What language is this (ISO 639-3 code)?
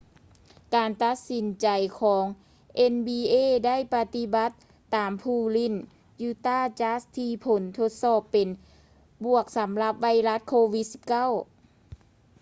lao